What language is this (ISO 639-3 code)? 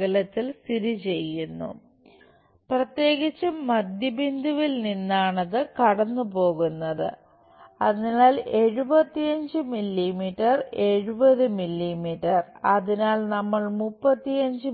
mal